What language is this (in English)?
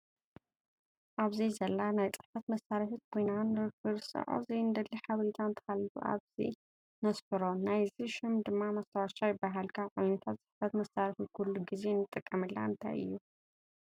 Tigrinya